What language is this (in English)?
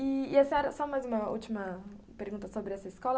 Portuguese